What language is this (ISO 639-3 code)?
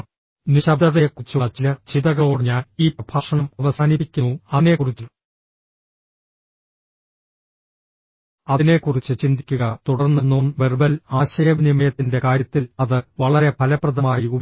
mal